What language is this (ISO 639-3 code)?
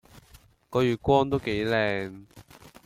yue